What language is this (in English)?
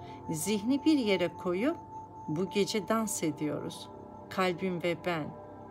Turkish